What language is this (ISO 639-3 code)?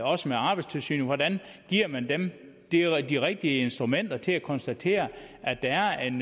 dan